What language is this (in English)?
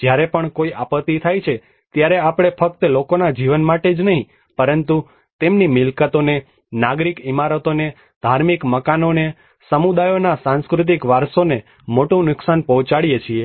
Gujarati